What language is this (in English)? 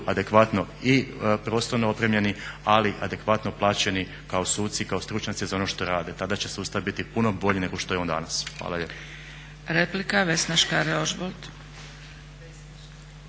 Croatian